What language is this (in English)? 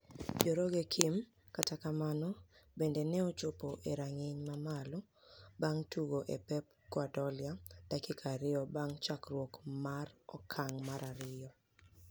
Luo (Kenya and Tanzania)